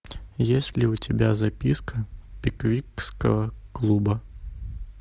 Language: Russian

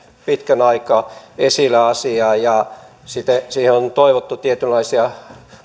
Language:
Finnish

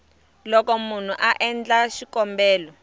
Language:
Tsonga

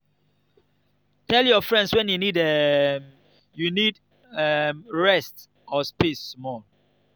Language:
Nigerian Pidgin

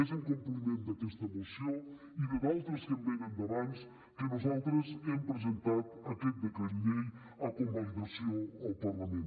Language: Catalan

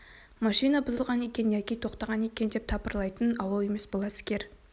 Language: Kazakh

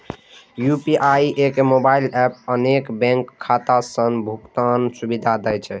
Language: Maithili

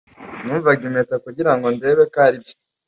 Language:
Kinyarwanda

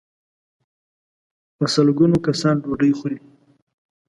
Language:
Pashto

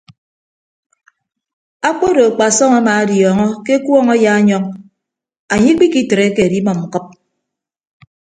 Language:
Ibibio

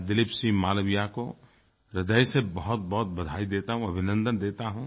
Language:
Hindi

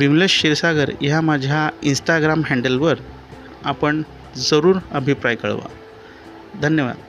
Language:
Marathi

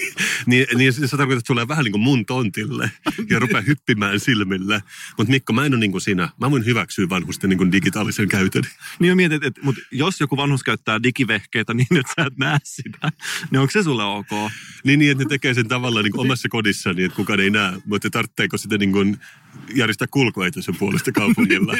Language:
Finnish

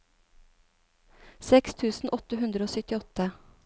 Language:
Norwegian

